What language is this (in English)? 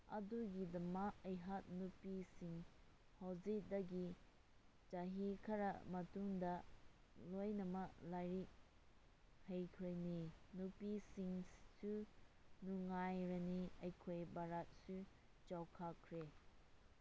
Manipuri